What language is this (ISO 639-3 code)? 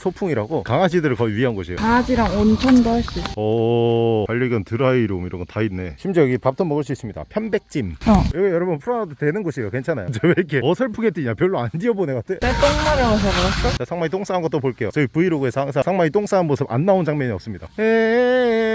kor